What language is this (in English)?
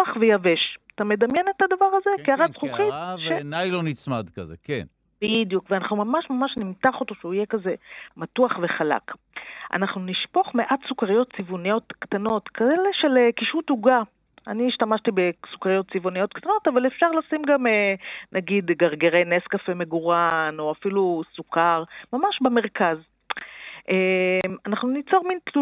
Hebrew